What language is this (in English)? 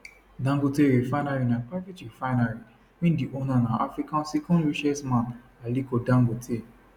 Nigerian Pidgin